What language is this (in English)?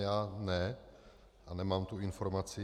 Czech